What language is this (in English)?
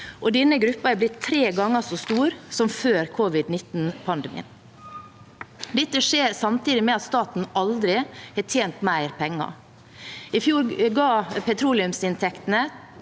Norwegian